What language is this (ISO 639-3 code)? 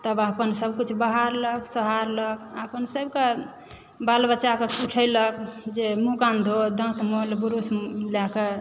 mai